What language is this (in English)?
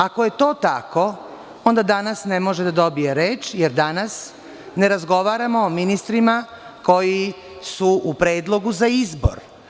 Serbian